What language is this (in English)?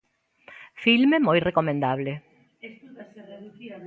Galician